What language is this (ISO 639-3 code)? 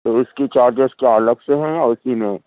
urd